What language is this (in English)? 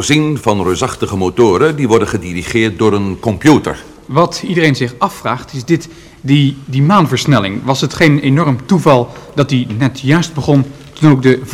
Dutch